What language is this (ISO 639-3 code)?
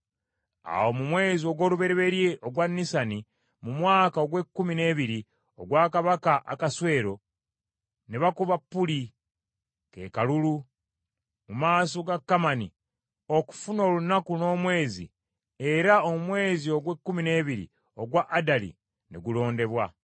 lug